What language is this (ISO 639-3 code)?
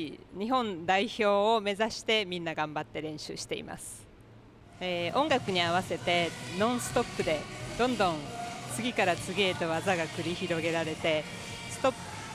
jpn